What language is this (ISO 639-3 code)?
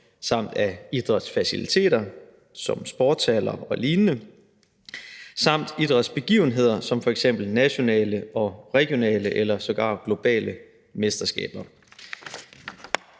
dan